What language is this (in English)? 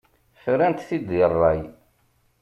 Kabyle